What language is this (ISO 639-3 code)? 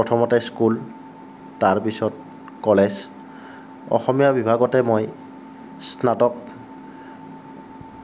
asm